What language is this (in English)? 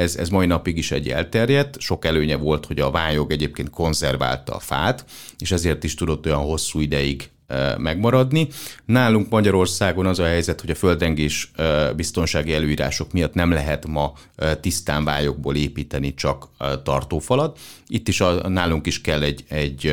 Hungarian